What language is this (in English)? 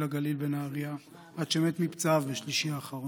Hebrew